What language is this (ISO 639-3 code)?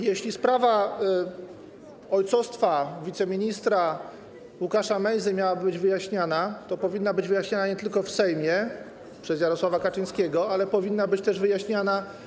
pol